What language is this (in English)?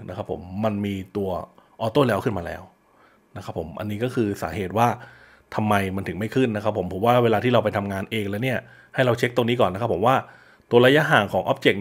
Thai